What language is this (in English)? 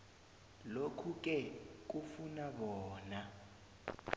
South Ndebele